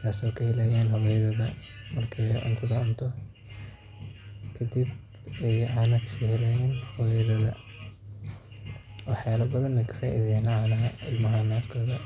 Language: Somali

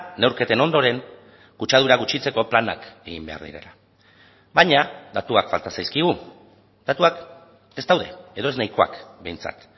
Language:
Basque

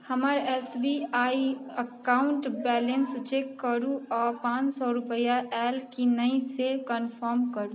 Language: Maithili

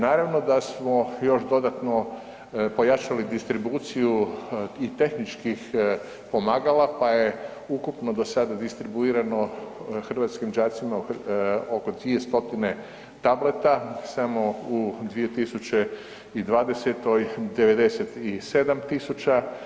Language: Croatian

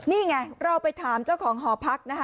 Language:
Thai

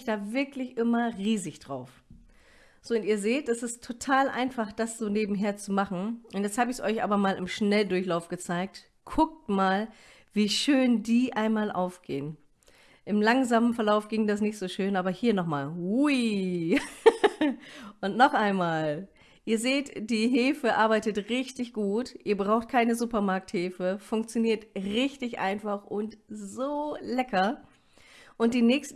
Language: German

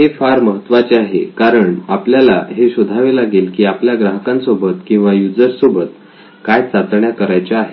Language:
Marathi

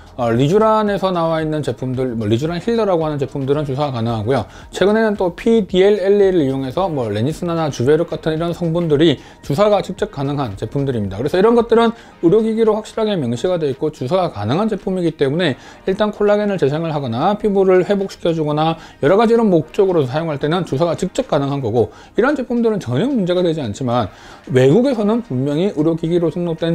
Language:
Korean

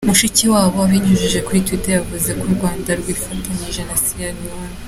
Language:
Kinyarwanda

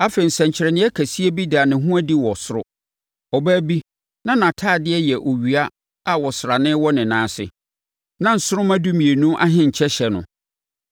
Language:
Akan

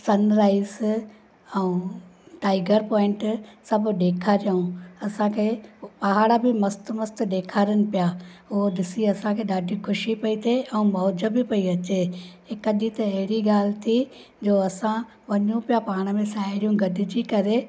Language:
Sindhi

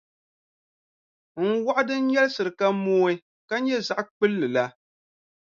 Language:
Dagbani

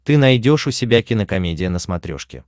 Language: Russian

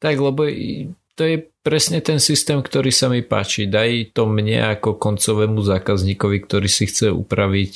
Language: Slovak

